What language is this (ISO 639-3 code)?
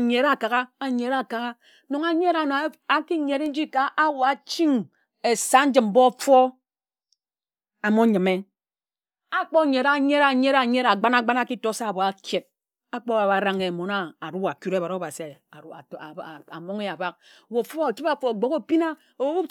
etu